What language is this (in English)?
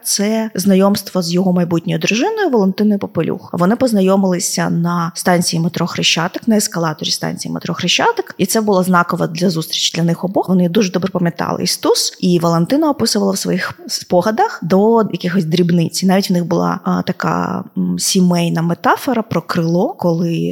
Ukrainian